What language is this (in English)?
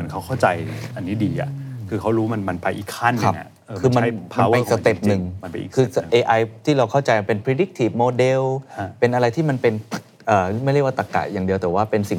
Thai